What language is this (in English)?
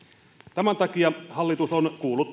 Finnish